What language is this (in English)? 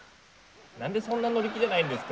Japanese